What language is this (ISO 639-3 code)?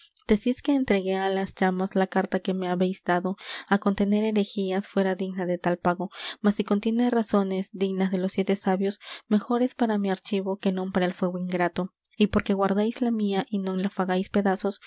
spa